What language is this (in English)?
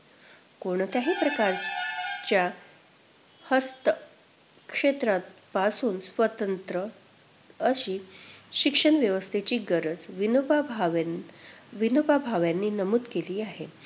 Marathi